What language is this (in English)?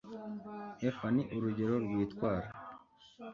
Kinyarwanda